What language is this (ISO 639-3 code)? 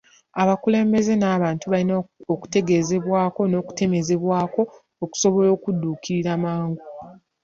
lug